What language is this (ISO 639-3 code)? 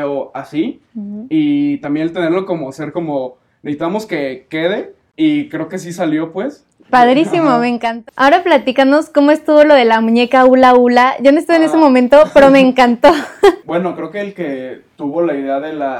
spa